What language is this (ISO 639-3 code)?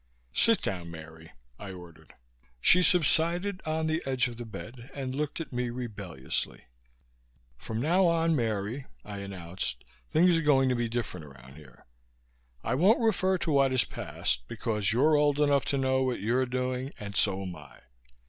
eng